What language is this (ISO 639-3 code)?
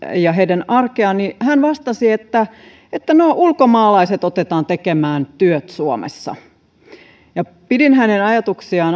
fin